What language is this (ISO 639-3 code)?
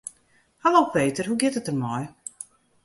fry